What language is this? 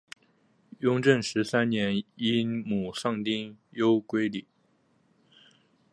Chinese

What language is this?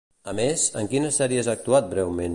Catalan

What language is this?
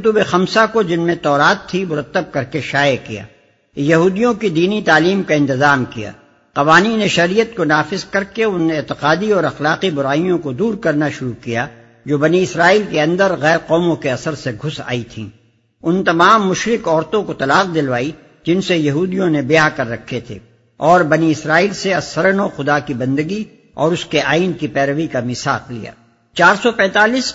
Urdu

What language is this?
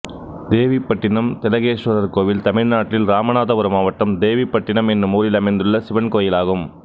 Tamil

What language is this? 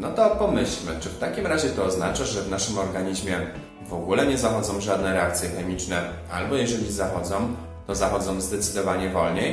Polish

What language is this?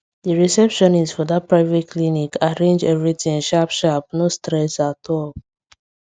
Nigerian Pidgin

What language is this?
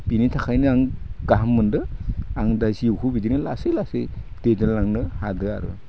Bodo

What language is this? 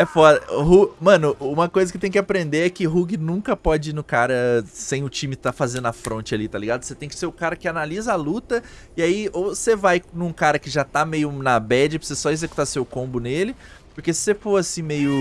Portuguese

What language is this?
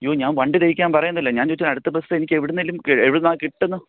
Malayalam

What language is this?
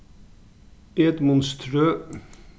Faroese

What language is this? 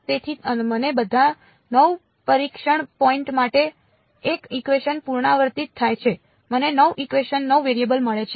Gujarati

